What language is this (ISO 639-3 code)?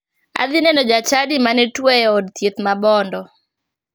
luo